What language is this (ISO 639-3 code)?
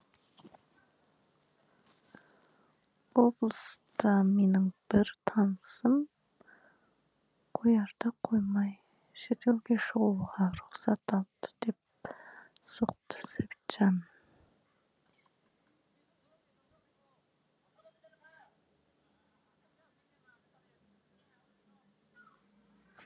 kaz